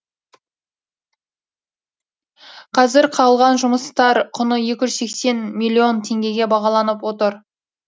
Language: Kazakh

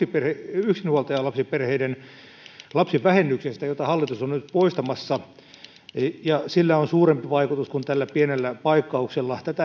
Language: Finnish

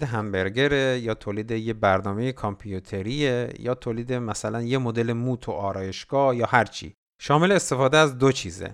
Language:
Persian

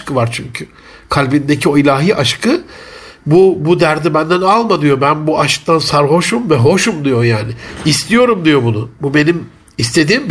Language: Turkish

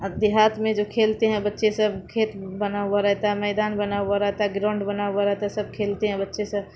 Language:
Urdu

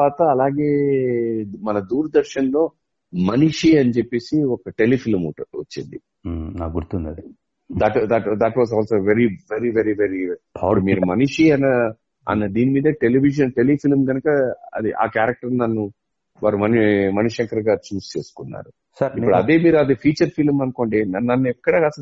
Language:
Telugu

